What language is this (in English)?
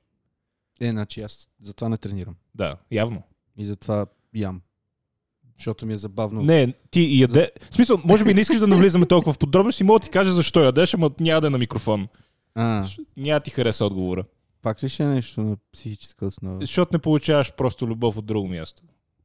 Bulgarian